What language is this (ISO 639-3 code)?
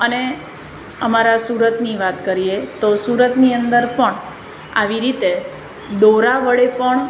guj